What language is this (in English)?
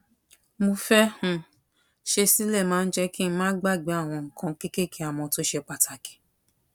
Yoruba